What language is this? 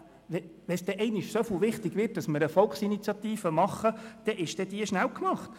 Swiss German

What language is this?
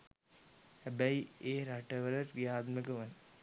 Sinhala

